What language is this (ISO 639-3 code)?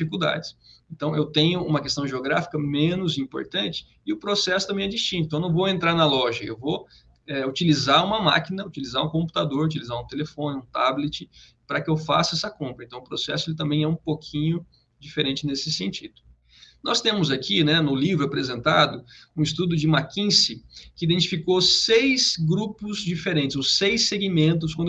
por